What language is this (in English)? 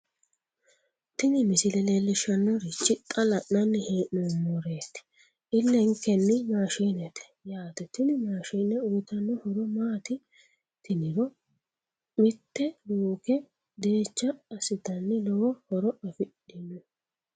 Sidamo